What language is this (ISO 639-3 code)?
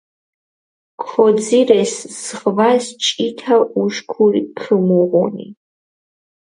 xmf